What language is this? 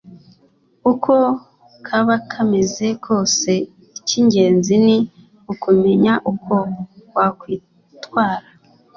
Kinyarwanda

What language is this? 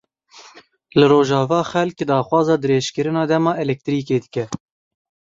Kurdish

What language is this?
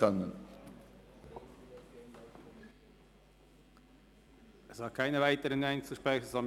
Swiss German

